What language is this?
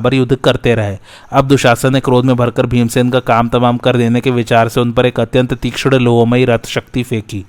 Hindi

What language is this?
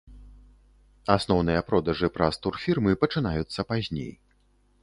Belarusian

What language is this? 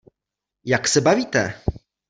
Czech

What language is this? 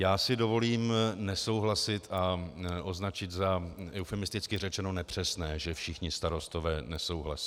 Czech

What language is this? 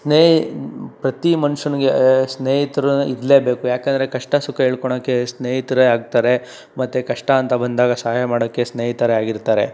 Kannada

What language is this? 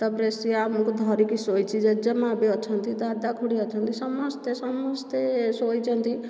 Odia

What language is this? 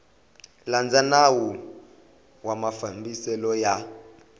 Tsonga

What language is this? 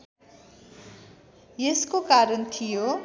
Nepali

